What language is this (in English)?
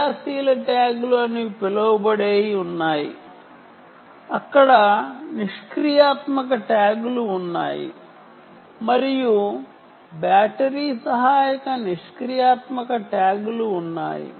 Telugu